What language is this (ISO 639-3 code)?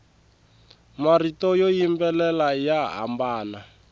tso